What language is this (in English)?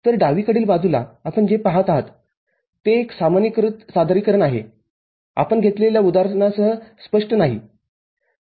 Marathi